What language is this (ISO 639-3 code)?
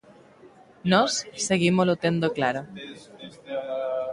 glg